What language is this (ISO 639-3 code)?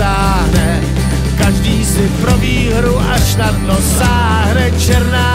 ces